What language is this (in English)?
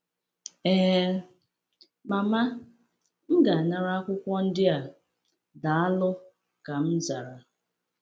Igbo